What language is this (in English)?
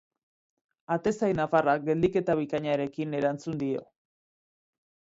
Basque